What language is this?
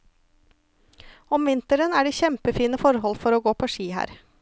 Norwegian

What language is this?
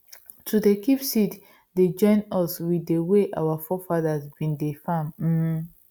Nigerian Pidgin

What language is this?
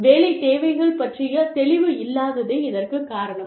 Tamil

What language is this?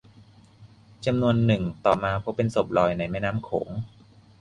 Thai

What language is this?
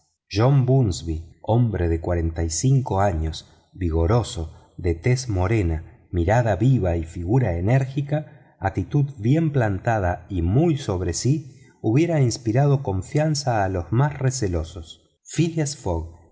Spanish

